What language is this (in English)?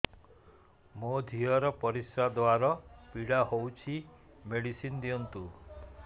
Odia